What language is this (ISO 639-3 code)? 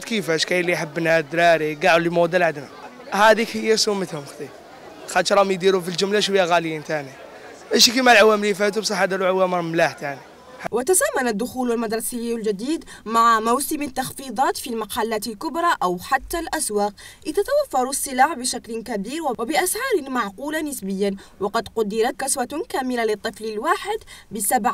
ara